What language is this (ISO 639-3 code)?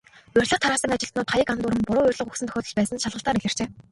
mon